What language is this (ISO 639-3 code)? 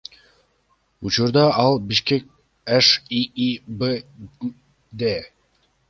kir